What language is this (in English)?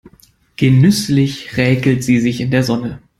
German